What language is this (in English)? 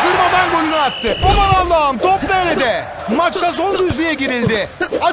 Turkish